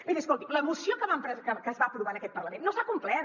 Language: Catalan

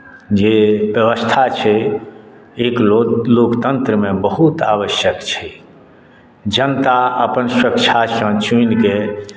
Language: Maithili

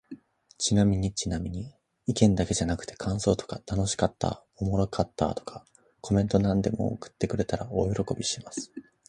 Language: Japanese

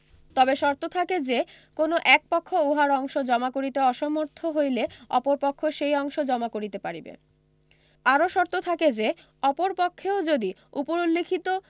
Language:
Bangla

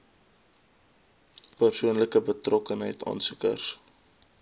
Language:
Afrikaans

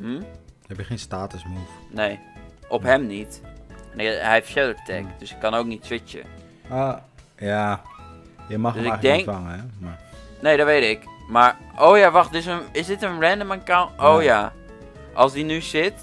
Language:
Dutch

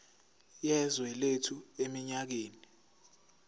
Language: Zulu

